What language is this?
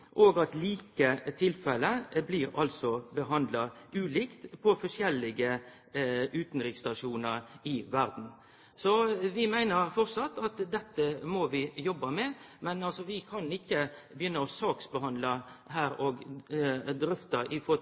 Norwegian Nynorsk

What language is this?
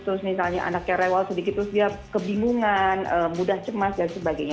Indonesian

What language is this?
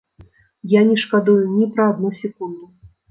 Belarusian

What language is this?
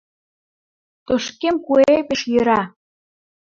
Mari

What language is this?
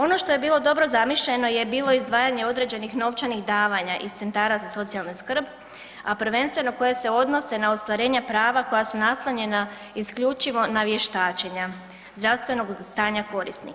Croatian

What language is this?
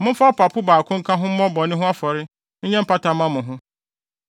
Akan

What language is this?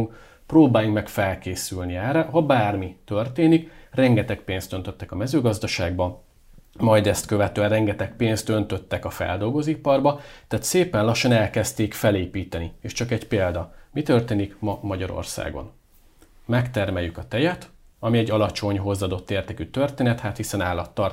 Hungarian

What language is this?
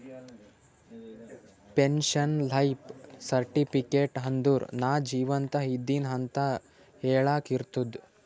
Kannada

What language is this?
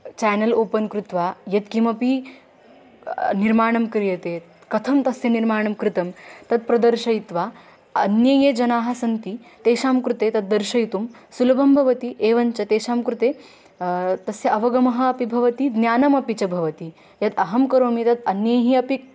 Sanskrit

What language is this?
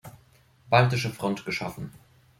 German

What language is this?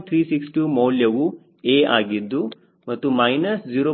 Kannada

